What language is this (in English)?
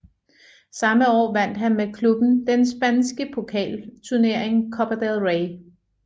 Danish